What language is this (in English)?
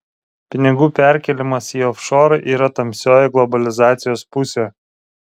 Lithuanian